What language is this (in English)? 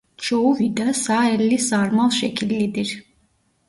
Turkish